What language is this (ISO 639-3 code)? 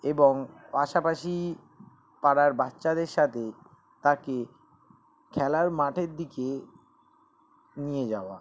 ben